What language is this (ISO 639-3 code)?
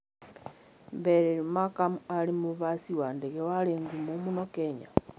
kik